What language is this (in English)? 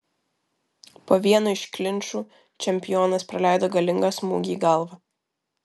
Lithuanian